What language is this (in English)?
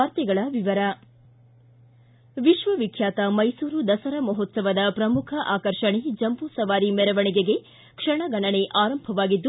Kannada